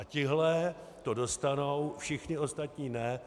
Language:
Czech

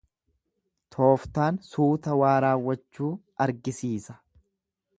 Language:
Oromo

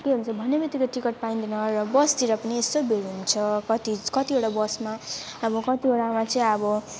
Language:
Nepali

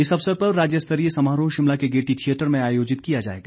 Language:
Hindi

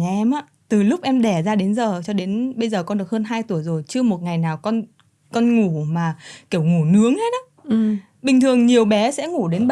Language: Vietnamese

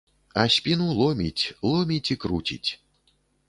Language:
Belarusian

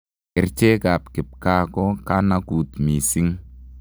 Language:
Kalenjin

